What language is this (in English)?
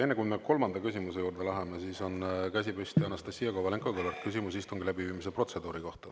Estonian